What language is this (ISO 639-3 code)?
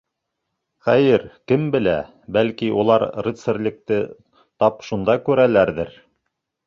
bak